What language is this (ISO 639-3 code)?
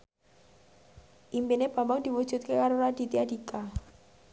jav